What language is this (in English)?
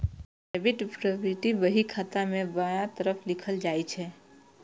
Maithili